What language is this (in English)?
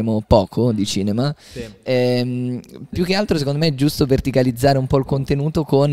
Italian